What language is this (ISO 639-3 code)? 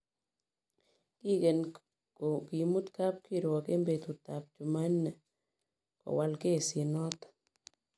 kln